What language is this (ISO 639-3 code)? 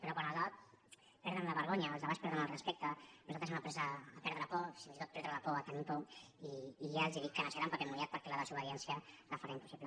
cat